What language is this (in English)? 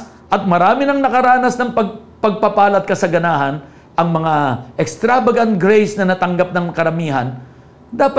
Filipino